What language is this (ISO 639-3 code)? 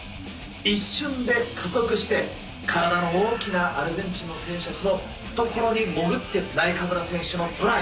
jpn